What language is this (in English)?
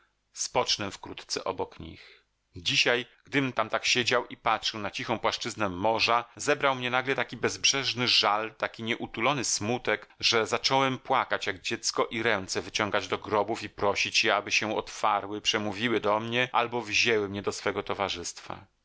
Polish